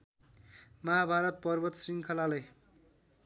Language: Nepali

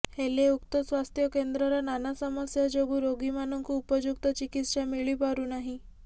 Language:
Odia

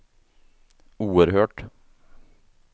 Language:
Swedish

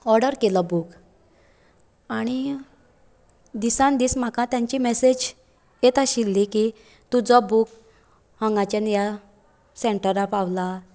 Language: Konkani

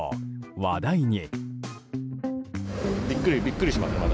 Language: Japanese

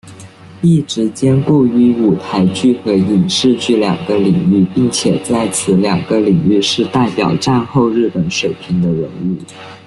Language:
Chinese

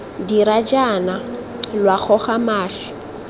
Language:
Tswana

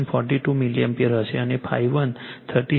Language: Gujarati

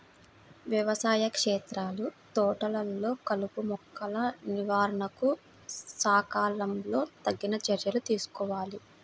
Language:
Telugu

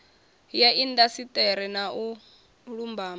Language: Venda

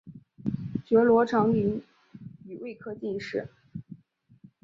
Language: Chinese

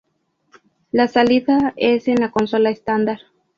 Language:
Spanish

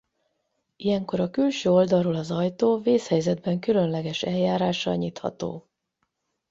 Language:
Hungarian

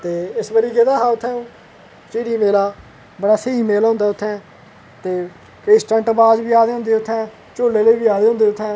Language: Dogri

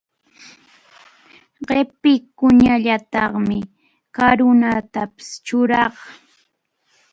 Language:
Arequipa-La Unión Quechua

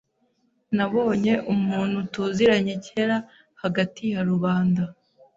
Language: Kinyarwanda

